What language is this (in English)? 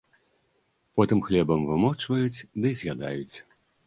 Belarusian